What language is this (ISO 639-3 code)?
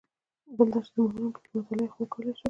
pus